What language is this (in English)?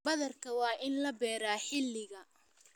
Somali